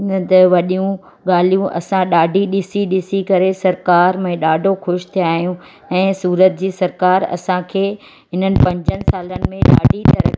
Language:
Sindhi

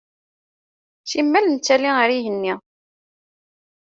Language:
Kabyle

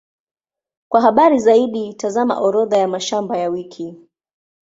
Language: Swahili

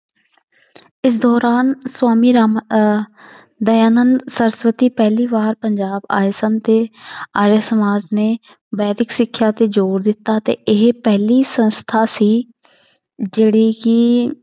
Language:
Punjabi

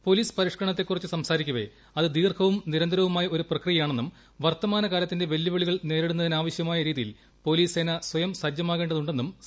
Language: Malayalam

